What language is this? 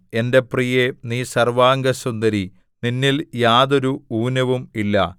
Malayalam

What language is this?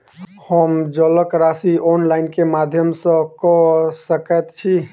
Maithili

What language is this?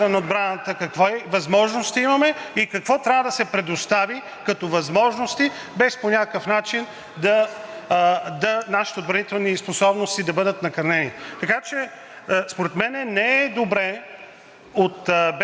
Bulgarian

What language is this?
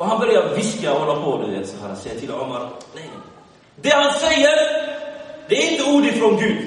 Swedish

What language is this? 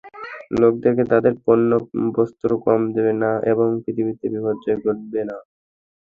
Bangla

